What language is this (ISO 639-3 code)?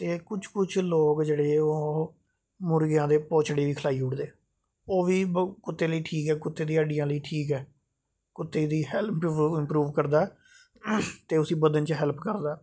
doi